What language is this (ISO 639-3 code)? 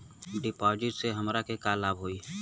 bho